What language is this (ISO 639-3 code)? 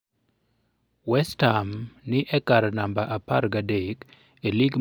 luo